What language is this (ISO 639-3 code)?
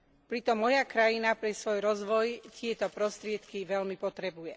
slk